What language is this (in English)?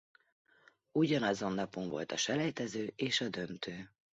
Hungarian